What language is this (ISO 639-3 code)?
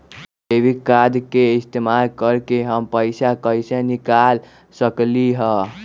mag